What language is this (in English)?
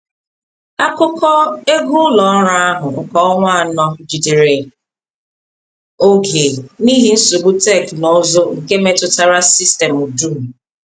Igbo